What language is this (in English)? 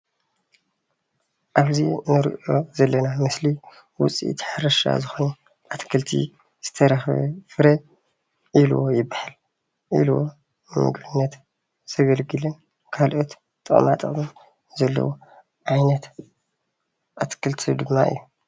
Tigrinya